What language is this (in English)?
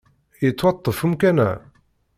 Kabyle